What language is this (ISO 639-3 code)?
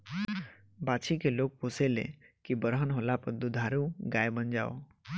bho